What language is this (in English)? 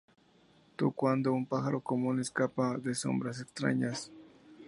Spanish